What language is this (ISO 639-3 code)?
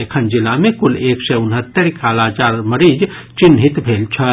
mai